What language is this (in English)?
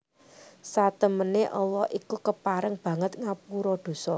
Javanese